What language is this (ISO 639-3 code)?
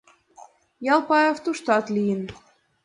chm